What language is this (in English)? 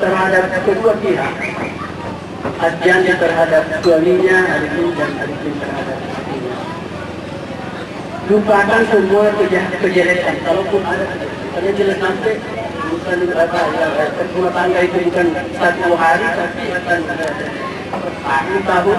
Indonesian